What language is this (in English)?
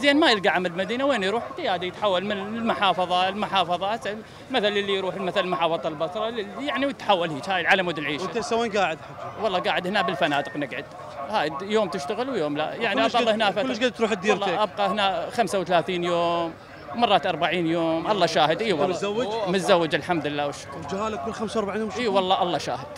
Arabic